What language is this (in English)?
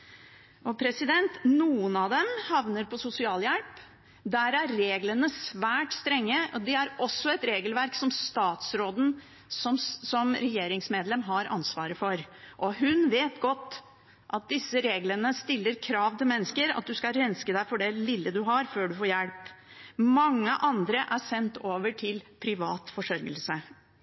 Norwegian Bokmål